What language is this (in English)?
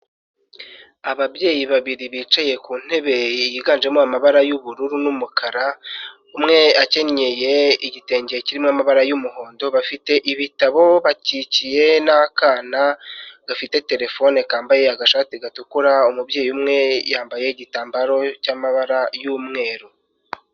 Kinyarwanda